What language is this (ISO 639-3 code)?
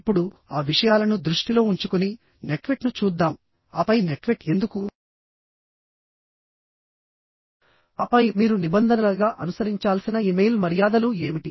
tel